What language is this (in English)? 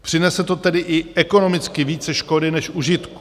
Czech